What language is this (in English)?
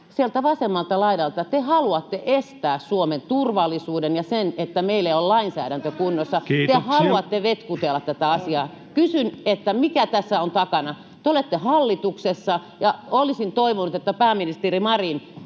Finnish